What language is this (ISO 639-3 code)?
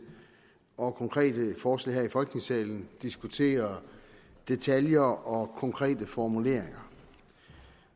dan